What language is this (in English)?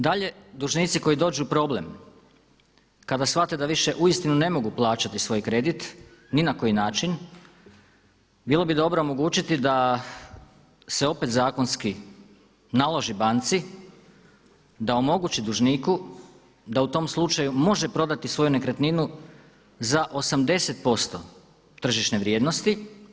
Croatian